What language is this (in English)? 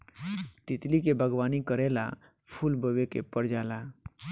Bhojpuri